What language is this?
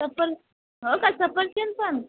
Marathi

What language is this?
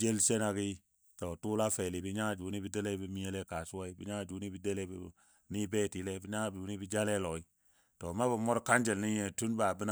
Dadiya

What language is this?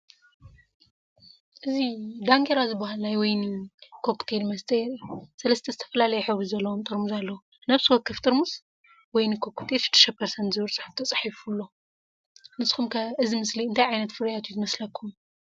Tigrinya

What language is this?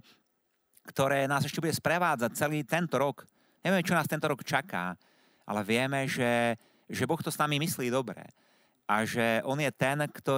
Slovak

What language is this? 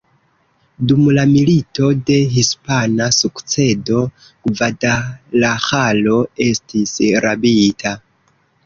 Esperanto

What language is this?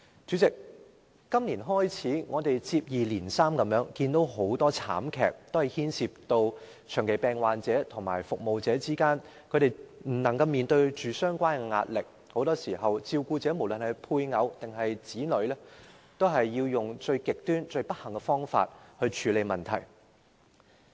Cantonese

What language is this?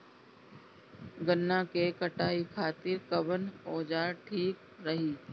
Bhojpuri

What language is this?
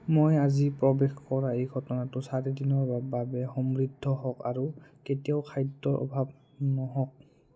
Assamese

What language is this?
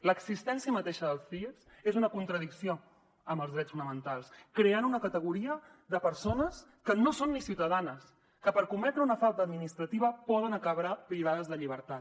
Catalan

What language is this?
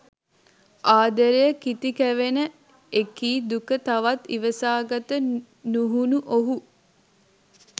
Sinhala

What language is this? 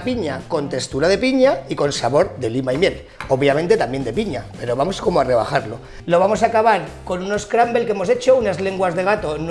Spanish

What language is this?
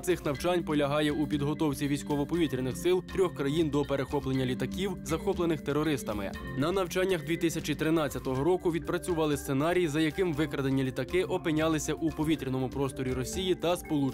Ukrainian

